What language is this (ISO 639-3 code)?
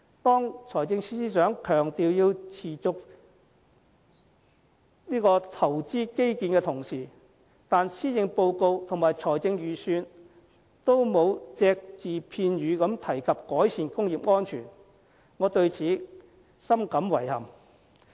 yue